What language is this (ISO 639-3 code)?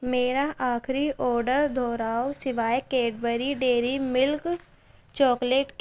urd